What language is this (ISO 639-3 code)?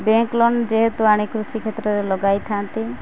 ori